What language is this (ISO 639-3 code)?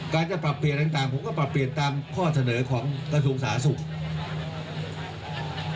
tha